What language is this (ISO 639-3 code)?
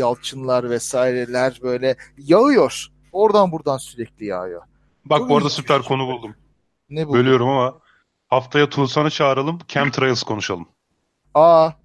tur